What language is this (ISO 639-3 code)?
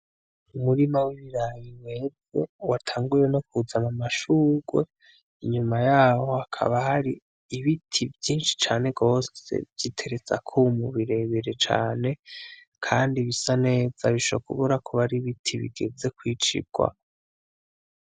run